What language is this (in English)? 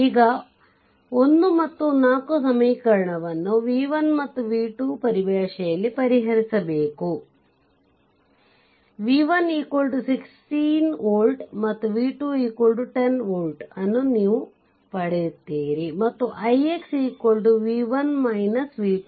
Kannada